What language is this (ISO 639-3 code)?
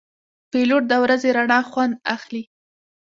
pus